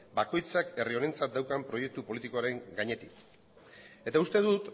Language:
Basque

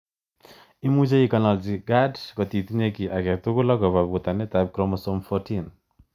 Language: Kalenjin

